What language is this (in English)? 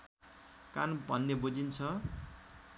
Nepali